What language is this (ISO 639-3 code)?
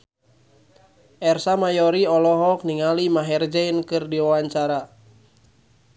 sun